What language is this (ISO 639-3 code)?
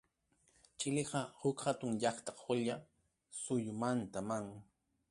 quy